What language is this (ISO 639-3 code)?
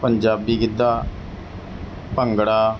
pan